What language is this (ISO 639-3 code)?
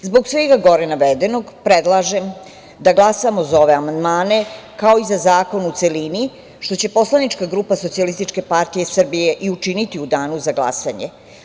srp